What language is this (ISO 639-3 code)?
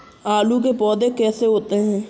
hin